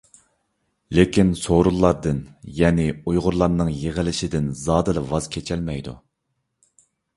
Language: Uyghur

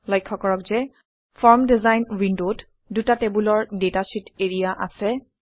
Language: Assamese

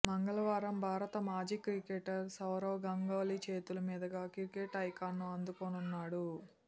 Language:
Telugu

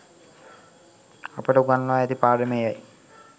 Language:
Sinhala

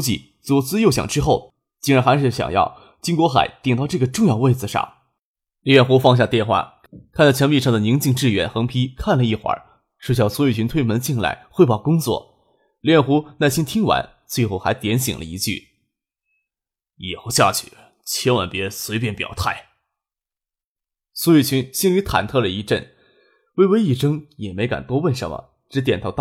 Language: Chinese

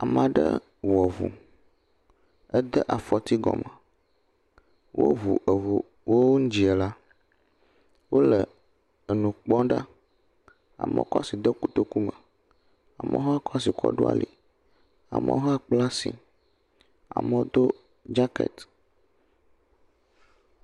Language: Ewe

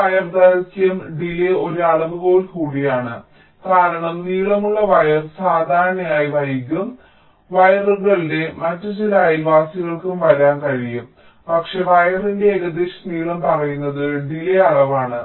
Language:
Malayalam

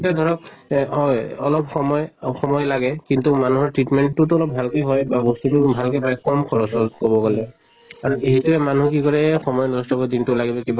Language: Assamese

